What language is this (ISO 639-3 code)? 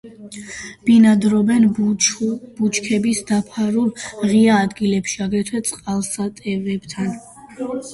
kat